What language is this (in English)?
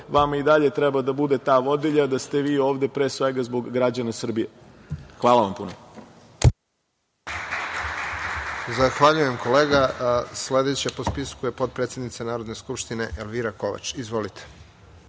Serbian